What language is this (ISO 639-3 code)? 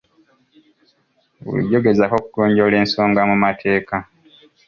lug